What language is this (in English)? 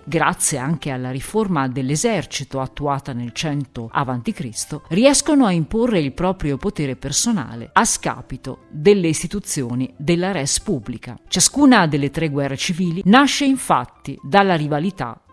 Italian